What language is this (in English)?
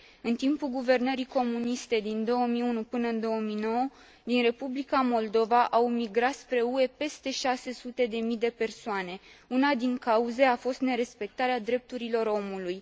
Romanian